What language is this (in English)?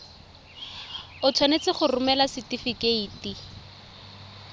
Tswana